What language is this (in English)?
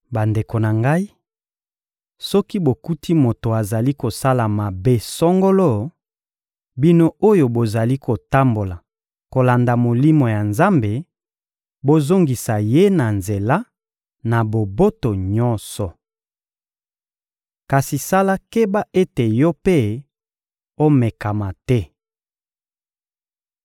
Lingala